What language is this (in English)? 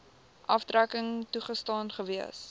Afrikaans